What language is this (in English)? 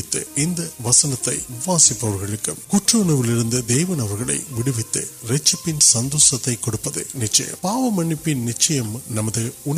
Urdu